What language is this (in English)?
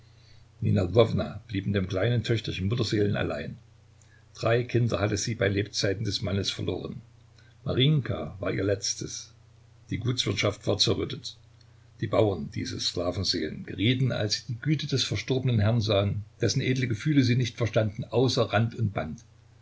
German